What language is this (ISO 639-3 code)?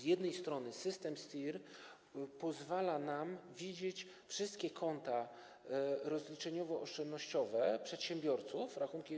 pol